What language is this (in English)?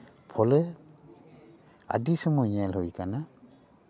Santali